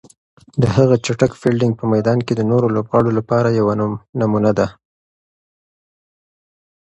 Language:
Pashto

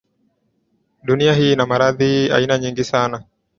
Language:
Swahili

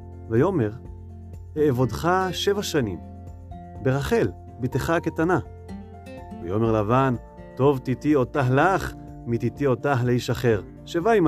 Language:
Hebrew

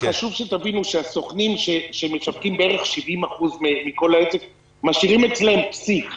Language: Hebrew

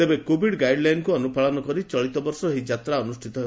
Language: Odia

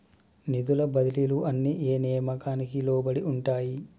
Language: Telugu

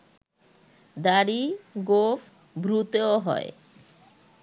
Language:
Bangla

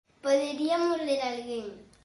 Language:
Galician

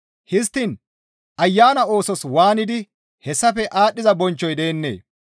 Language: Gamo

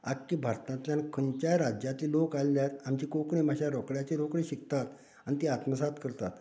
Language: Konkani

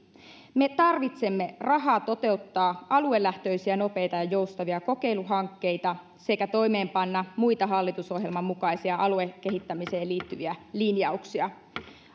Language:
Finnish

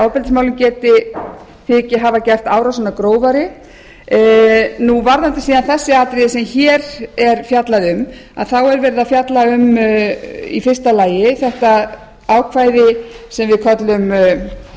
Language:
Icelandic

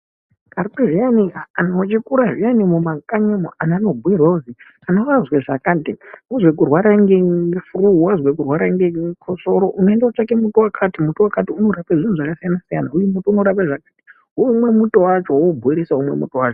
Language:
Ndau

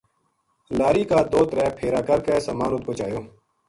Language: Gujari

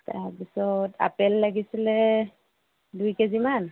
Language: Assamese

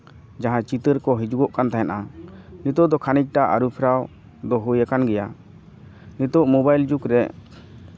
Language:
Santali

